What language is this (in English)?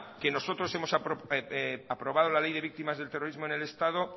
Spanish